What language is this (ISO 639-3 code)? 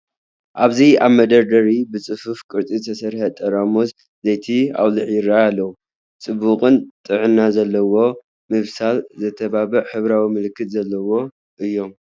tir